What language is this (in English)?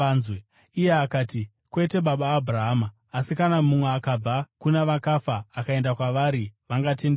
Shona